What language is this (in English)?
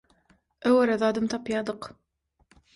Turkmen